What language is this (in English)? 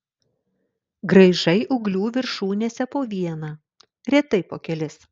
Lithuanian